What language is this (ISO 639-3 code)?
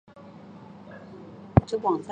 zho